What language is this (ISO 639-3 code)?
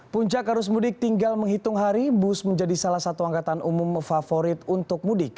ind